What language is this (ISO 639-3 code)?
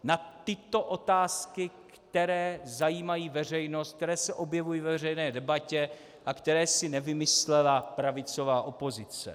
ces